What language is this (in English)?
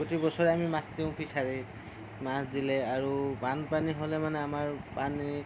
Assamese